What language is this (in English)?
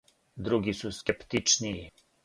Serbian